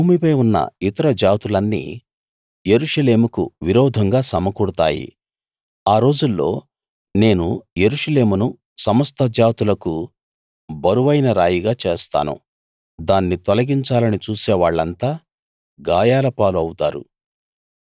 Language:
Telugu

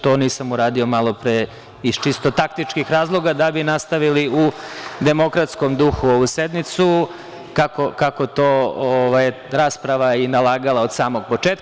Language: Serbian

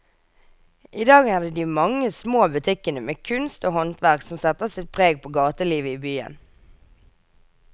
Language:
Norwegian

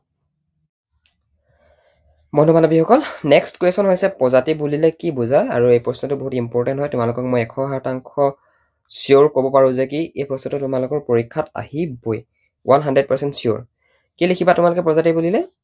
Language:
Assamese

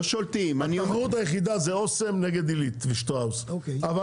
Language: Hebrew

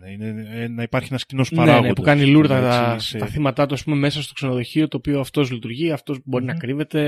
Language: Greek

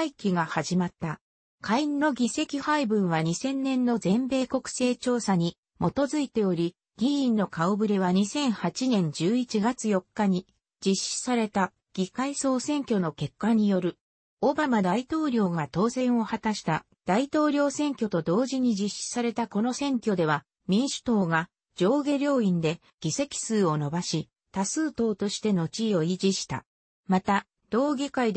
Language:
Japanese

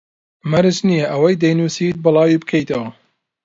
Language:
Central Kurdish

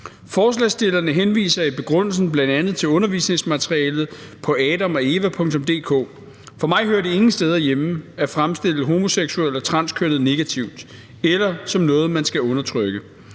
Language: Danish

